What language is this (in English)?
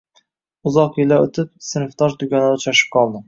Uzbek